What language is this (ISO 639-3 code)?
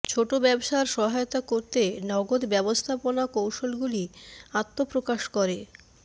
ben